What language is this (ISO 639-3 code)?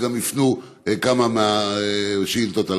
heb